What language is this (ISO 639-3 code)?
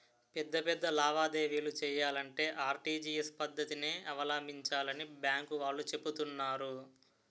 tel